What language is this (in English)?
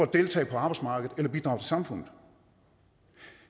Danish